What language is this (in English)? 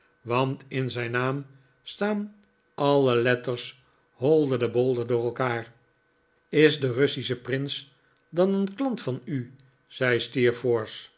Dutch